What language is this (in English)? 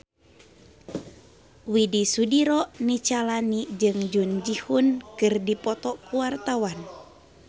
Sundanese